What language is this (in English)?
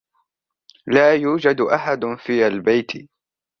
Arabic